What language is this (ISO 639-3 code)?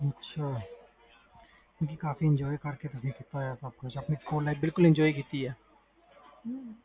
pan